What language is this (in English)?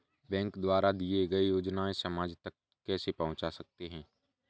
Hindi